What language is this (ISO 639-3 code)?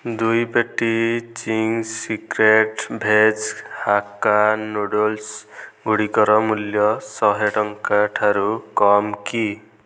ori